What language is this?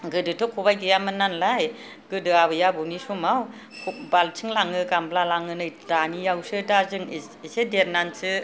Bodo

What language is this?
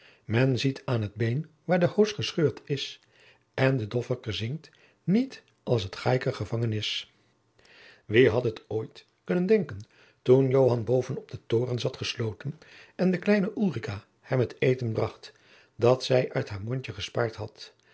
Dutch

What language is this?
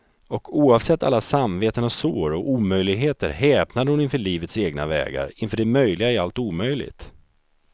Swedish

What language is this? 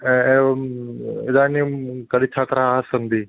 Sanskrit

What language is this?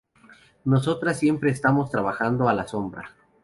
Spanish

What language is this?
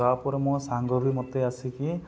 Odia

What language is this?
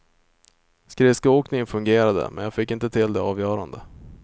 Swedish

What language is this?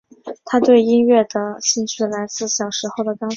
Chinese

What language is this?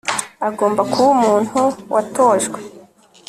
Kinyarwanda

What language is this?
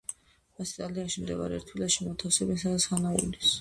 Georgian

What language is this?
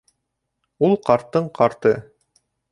Bashkir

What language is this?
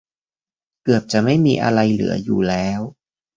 Thai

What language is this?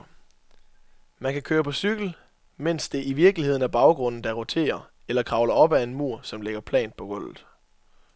Danish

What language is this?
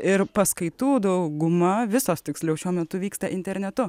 Lithuanian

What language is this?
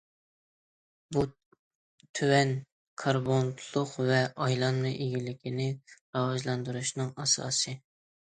Uyghur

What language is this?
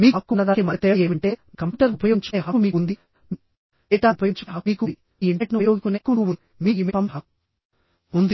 Telugu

